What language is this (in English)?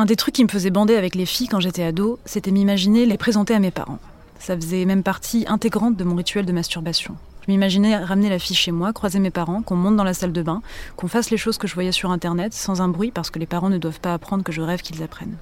French